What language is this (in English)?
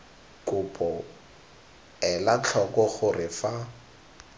Tswana